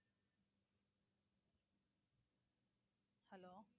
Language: Tamil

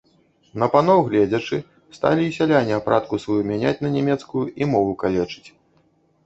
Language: Belarusian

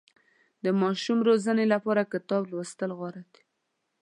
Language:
Pashto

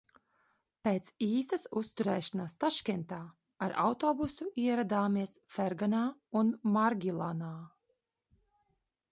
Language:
Latvian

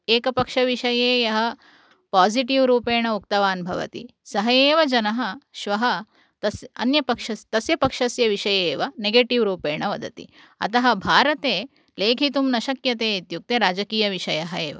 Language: Sanskrit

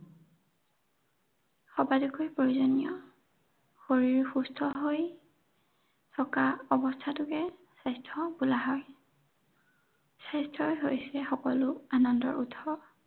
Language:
Assamese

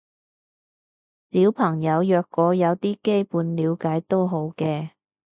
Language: Cantonese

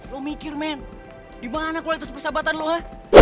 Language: Indonesian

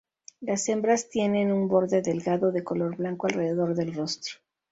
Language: Spanish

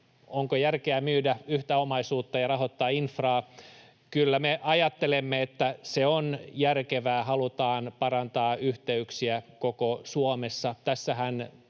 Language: Finnish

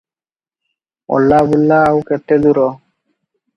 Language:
Odia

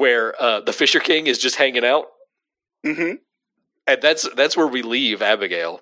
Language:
English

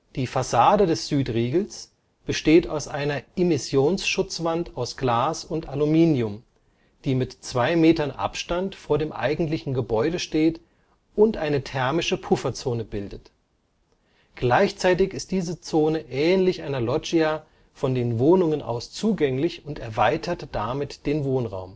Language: German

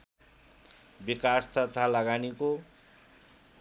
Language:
Nepali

